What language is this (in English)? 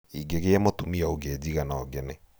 Kikuyu